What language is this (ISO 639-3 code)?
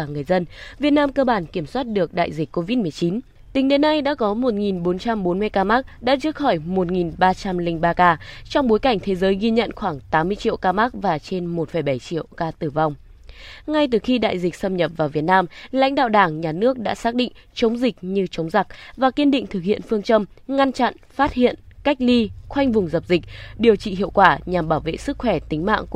vie